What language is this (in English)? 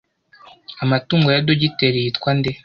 Kinyarwanda